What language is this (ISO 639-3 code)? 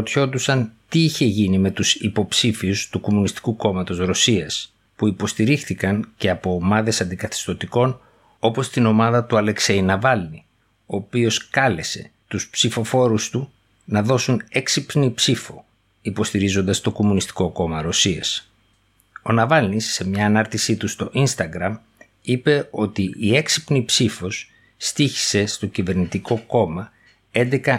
ell